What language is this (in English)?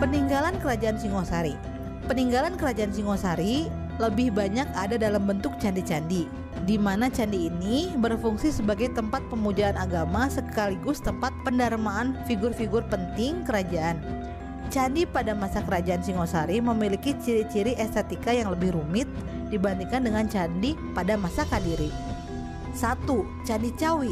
Indonesian